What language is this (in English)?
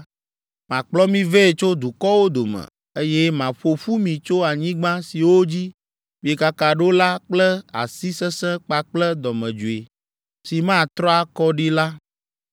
Ewe